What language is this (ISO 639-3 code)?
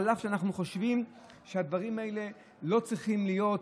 heb